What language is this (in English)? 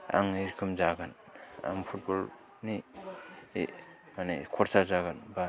Bodo